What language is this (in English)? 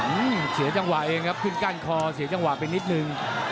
Thai